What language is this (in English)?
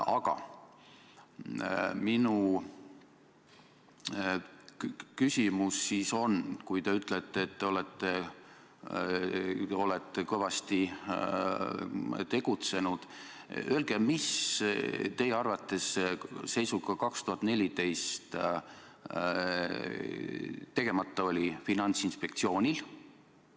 Estonian